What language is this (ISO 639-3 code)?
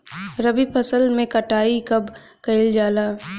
bho